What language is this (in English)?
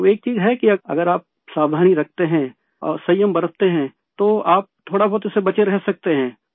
Urdu